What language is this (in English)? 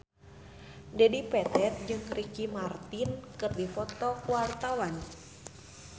Sundanese